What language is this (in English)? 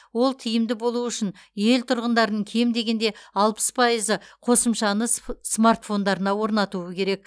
Kazakh